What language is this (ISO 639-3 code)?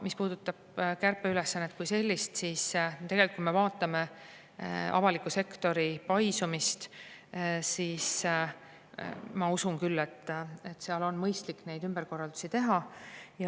est